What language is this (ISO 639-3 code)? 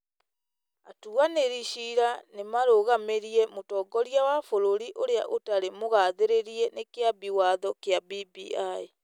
kik